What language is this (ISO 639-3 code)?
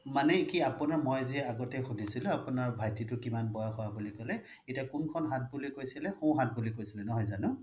asm